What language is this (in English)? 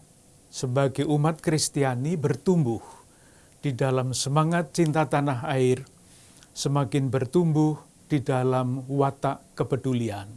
Indonesian